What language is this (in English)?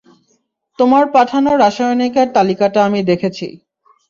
Bangla